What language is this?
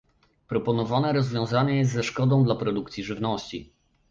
Polish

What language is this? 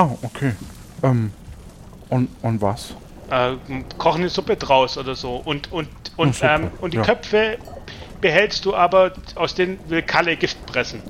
German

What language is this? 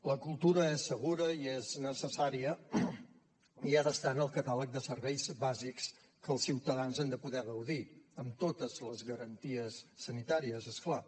Catalan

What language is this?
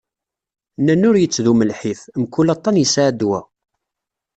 Kabyle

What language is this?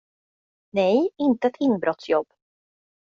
Swedish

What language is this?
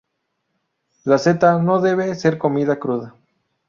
Spanish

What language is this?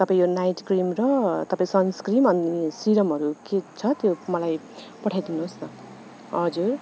Nepali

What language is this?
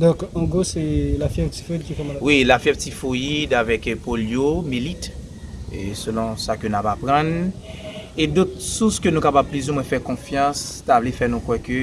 French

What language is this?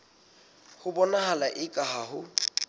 Southern Sotho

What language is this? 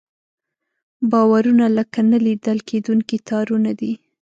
Pashto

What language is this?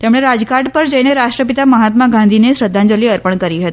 Gujarati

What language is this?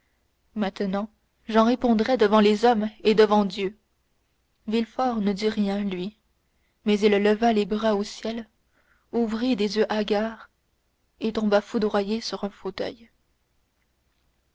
French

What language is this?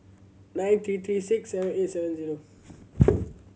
English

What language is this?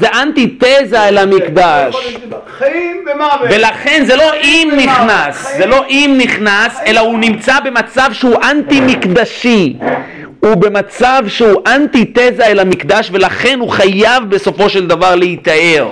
Hebrew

